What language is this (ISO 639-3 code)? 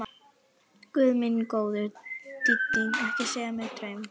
isl